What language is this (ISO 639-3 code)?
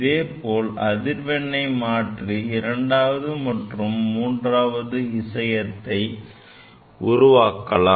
tam